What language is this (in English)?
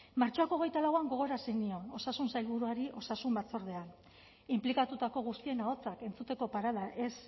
Basque